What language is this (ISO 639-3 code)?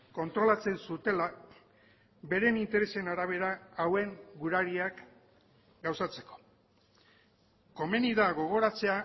eus